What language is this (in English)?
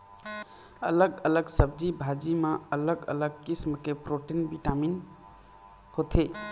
Chhattisgarhi